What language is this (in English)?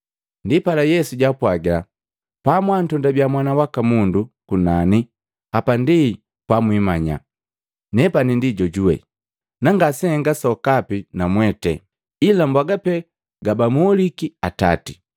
Matengo